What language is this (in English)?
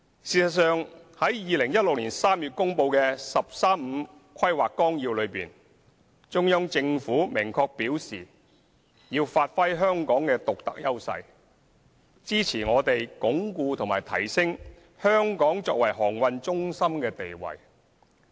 Cantonese